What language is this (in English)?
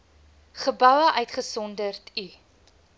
Afrikaans